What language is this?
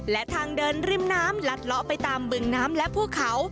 Thai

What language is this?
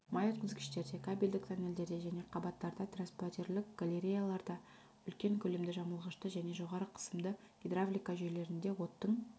Kazakh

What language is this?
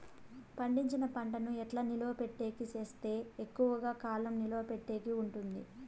Telugu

